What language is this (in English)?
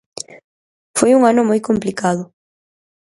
Galician